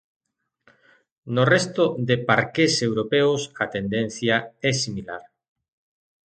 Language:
Galician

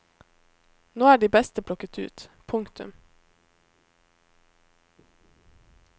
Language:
Norwegian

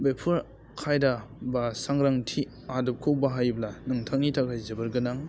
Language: Bodo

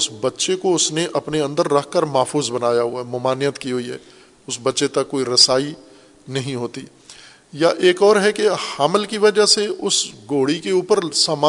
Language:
Urdu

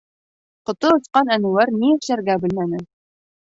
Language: Bashkir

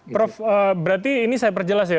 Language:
Indonesian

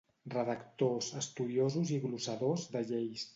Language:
Catalan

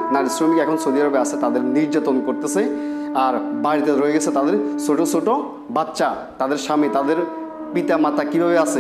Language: Dutch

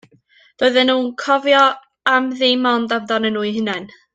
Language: Welsh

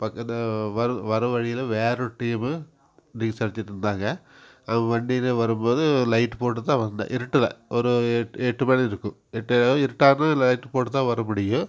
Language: Tamil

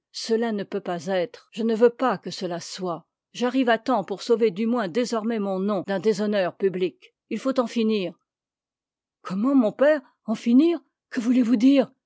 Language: French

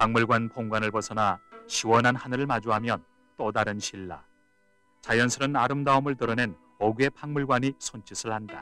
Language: Korean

